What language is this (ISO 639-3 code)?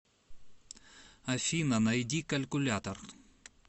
rus